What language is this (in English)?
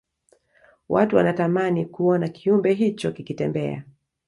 Swahili